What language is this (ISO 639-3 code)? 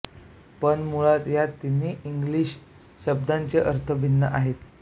mar